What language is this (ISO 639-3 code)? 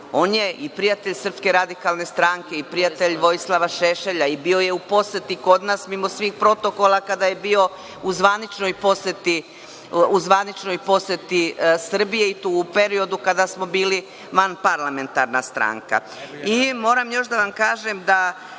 srp